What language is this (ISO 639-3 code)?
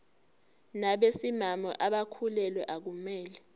zul